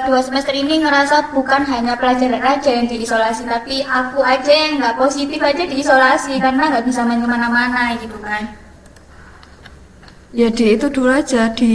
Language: Indonesian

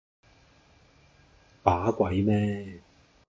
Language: Cantonese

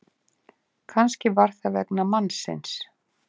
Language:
Icelandic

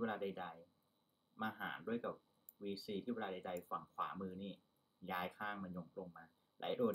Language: Thai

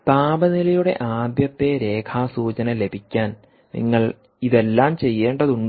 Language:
Malayalam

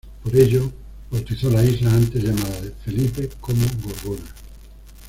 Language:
Spanish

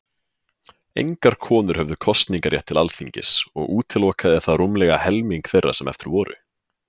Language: Icelandic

